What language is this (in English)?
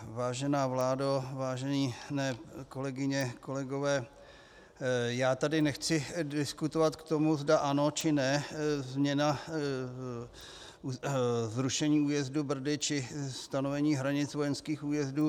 Czech